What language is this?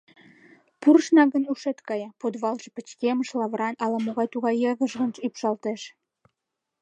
Mari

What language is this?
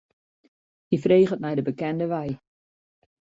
Western Frisian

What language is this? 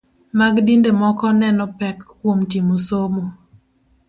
Luo (Kenya and Tanzania)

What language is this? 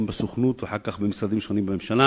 Hebrew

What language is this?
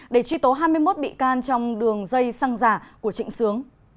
Vietnamese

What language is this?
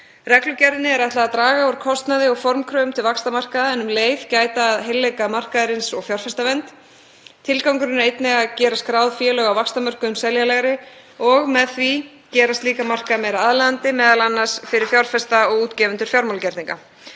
Icelandic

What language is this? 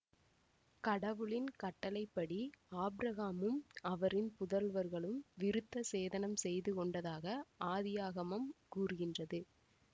Tamil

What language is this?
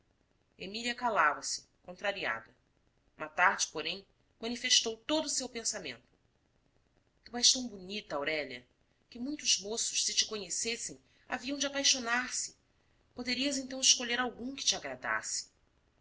Portuguese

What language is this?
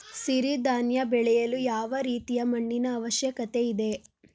Kannada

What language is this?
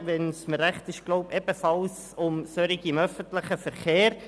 Swiss German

